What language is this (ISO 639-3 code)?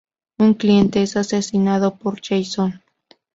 spa